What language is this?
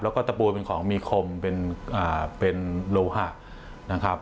Thai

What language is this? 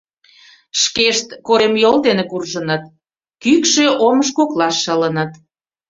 Mari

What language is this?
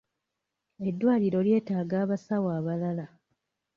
Ganda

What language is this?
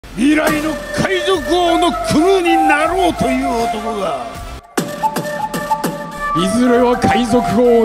Japanese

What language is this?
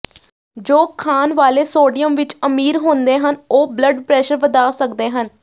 Punjabi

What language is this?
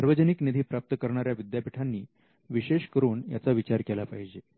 Marathi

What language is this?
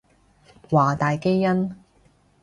Cantonese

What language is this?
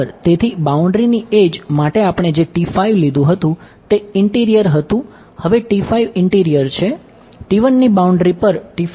Gujarati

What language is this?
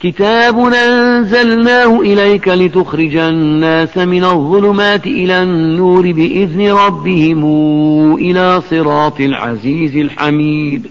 Arabic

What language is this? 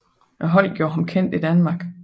Danish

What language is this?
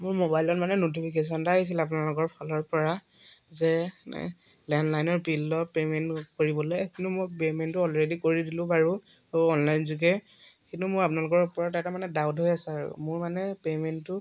Assamese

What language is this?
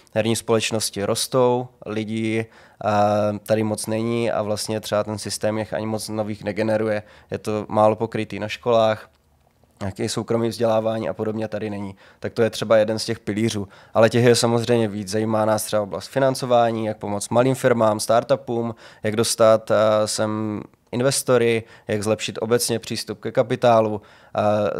Czech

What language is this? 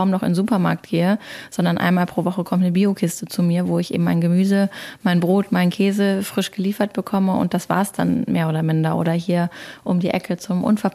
German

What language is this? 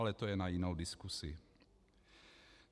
Czech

